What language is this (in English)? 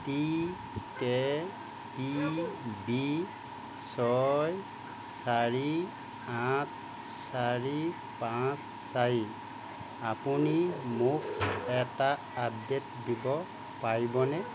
Assamese